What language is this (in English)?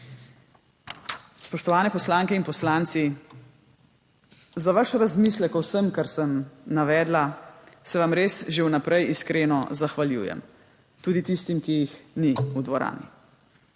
Slovenian